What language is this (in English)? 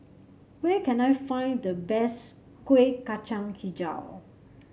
English